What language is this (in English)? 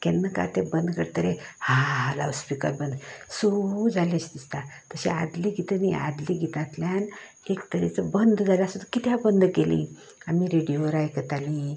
Konkani